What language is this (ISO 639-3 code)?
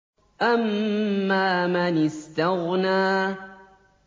ara